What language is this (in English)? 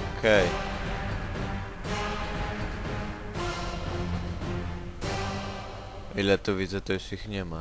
Polish